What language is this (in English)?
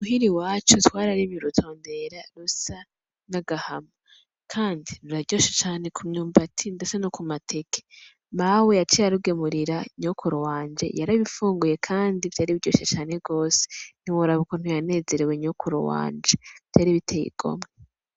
Rundi